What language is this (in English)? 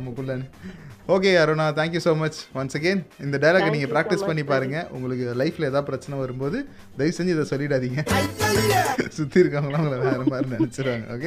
Tamil